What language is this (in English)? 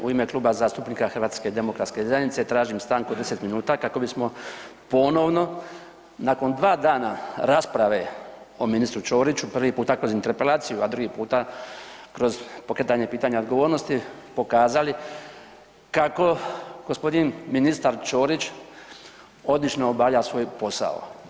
Croatian